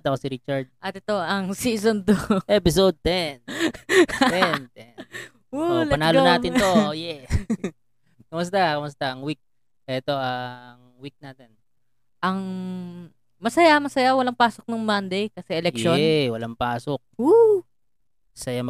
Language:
Filipino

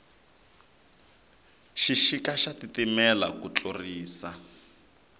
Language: Tsonga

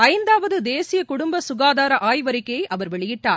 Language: Tamil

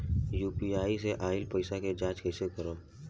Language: Bhojpuri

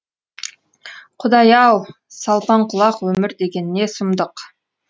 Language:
Kazakh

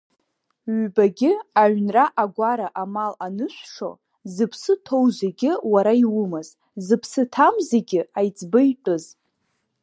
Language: Abkhazian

